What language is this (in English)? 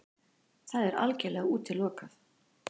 Icelandic